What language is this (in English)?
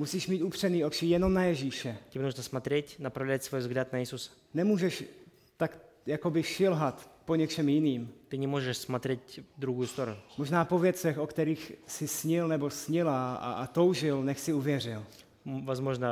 Czech